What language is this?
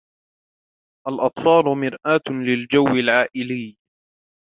Arabic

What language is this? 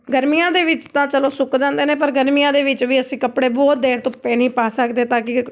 Punjabi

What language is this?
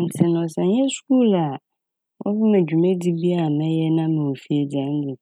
Akan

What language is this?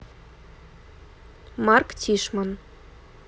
Russian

